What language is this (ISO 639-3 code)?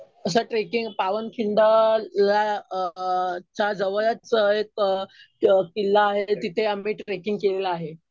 mar